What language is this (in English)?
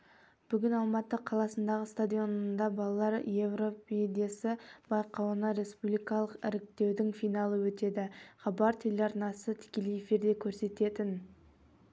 Kazakh